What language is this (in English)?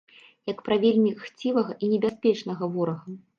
Belarusian